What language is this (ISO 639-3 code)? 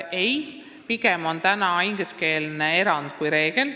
est